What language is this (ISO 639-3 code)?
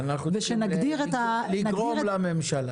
heb